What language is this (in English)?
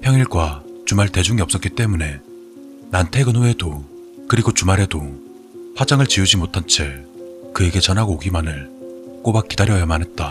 Korean